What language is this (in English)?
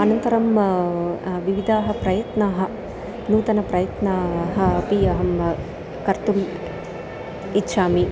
Sanskrit